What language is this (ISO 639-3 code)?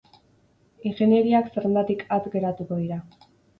eus